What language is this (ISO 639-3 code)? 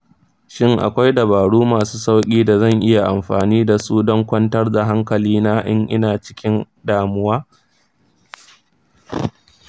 hau